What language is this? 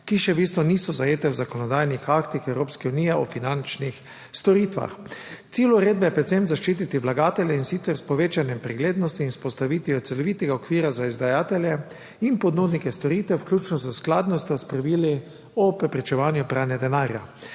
Slovenian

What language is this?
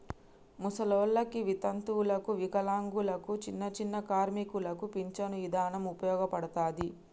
Telugu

